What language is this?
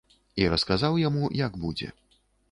Belarusian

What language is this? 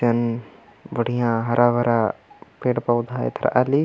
Kurukh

